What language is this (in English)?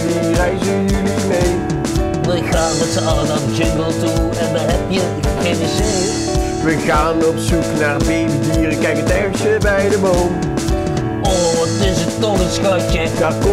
Dutch